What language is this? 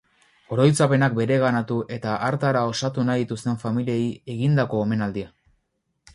Basque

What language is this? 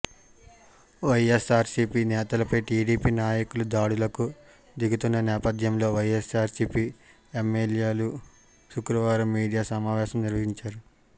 Telugu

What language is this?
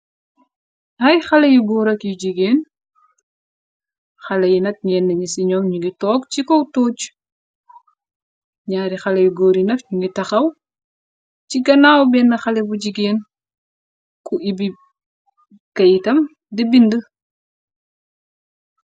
Wolof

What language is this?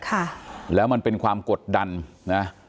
Thai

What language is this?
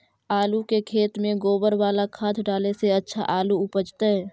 Magahi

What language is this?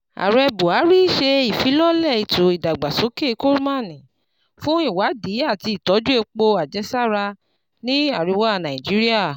Yoruba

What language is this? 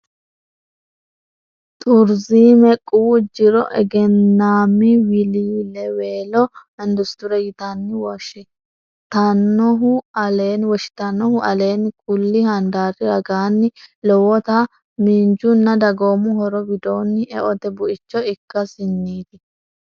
Sidamo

